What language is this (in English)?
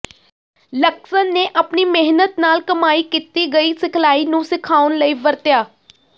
Punjabi